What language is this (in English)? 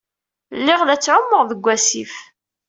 Kabyle